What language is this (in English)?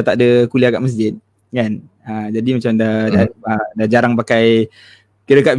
Malay